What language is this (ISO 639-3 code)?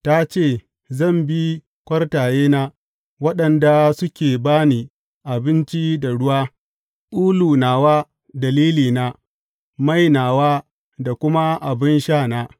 hau